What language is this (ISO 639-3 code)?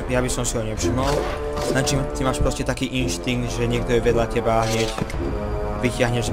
ces